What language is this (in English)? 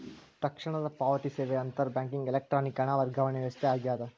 Kannada